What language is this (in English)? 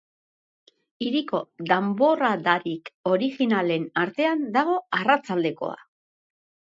Basque